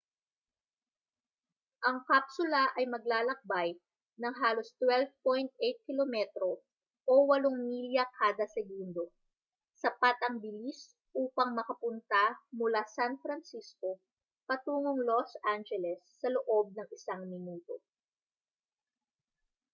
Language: Filipino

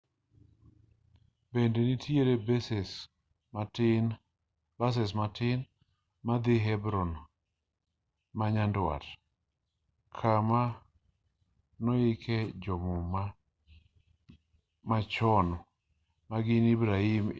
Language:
Luo (Kenya and Tanzania)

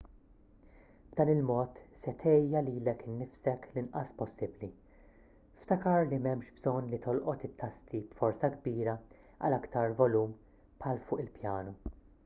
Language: Maltese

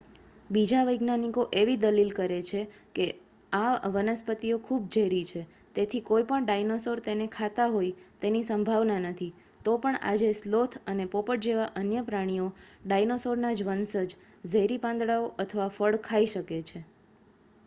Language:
Gujarati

